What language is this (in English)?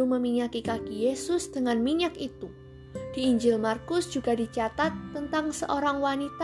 Indonesian